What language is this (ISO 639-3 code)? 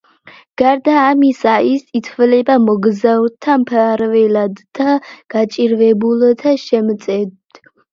kat